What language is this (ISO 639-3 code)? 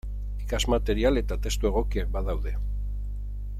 eus